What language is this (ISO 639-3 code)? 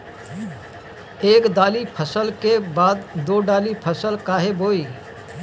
bho